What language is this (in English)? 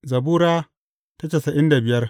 Hausa